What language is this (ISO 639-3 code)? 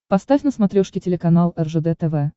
rus